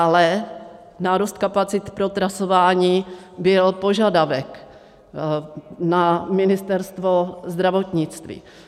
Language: Czech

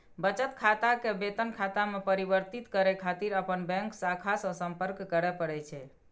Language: Maithili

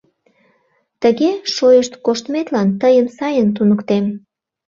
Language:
Mari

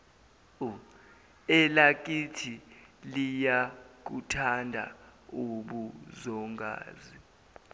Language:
Zulu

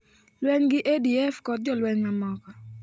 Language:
Luo (Kenya and Tanzania)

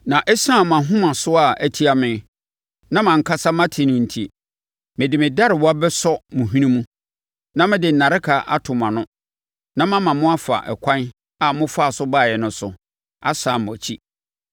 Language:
Akan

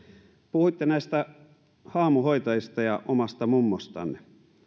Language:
Finnish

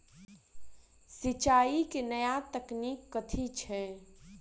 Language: Maithili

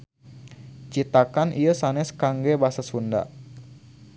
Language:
Sundanese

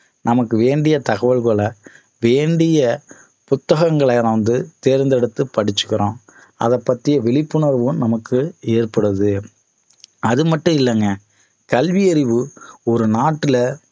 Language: Tamil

